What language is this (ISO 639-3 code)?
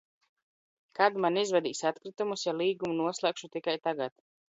lav